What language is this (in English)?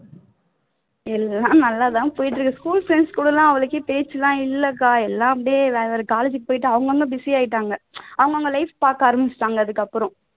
Tamil